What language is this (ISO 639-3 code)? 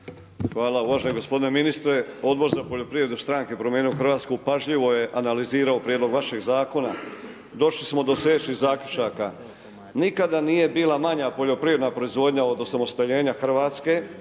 hrv